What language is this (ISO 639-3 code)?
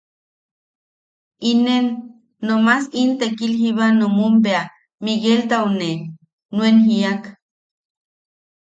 yaq